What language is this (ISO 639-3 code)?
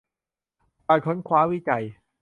tha